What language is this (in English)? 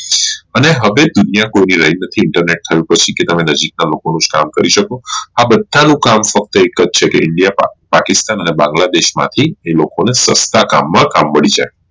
Gujarati